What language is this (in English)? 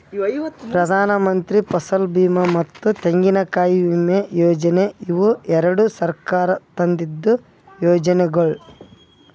Kannada